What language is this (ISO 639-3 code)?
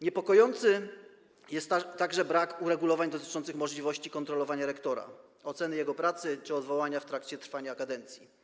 pol